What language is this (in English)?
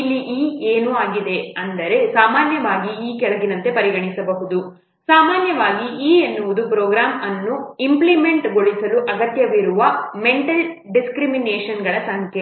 Kannada